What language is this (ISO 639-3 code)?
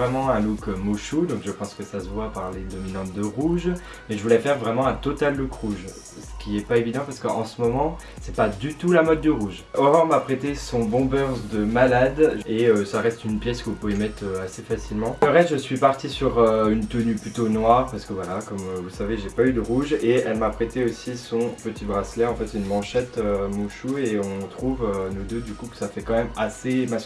fra